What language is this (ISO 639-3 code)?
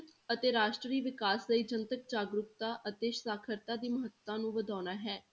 pan